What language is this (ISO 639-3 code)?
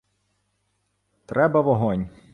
ukr